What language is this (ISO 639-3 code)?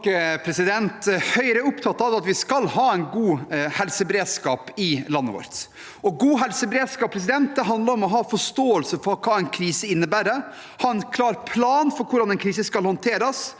nor